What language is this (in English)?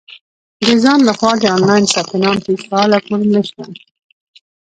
Pashto